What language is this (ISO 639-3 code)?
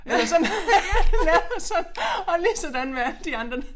dan